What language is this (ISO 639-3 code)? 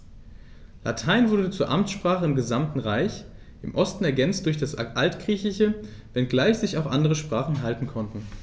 deu